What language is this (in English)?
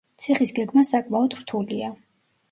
Georgian